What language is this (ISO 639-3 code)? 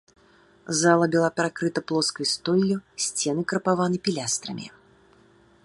bel